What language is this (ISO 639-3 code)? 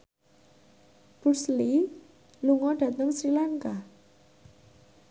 jav